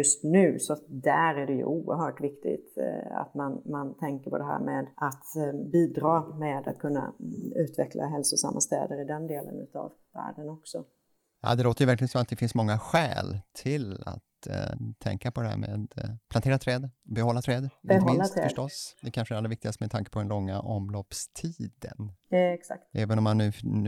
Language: Swedish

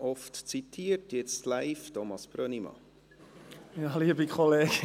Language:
Swiss German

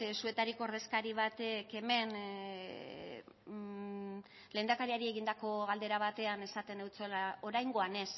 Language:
Basque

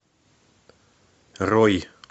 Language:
Russian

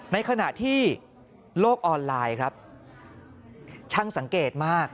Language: Thai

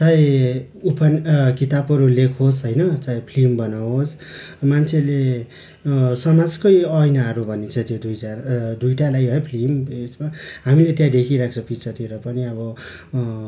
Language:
Nepali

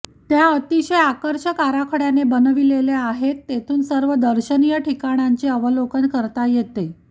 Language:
Marathi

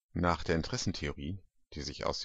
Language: German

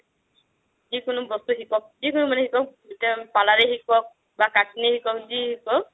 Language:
Assamese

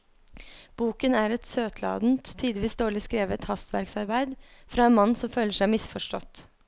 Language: Norwegian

